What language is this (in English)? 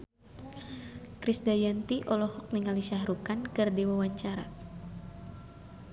Sundanese